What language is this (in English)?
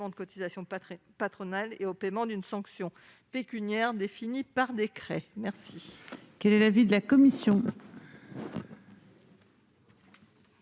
French